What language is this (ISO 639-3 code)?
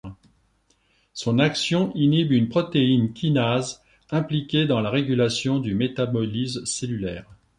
fra